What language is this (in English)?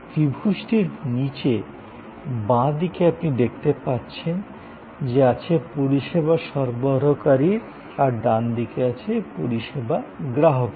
Bangla